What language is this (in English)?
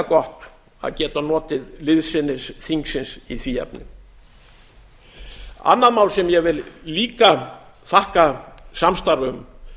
Icelandic